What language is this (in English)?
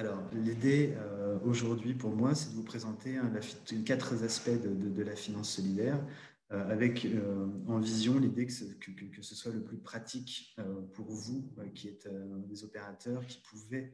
French